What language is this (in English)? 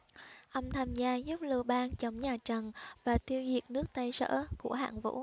Vietnamese